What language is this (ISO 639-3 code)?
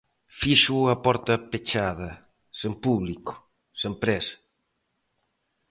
glg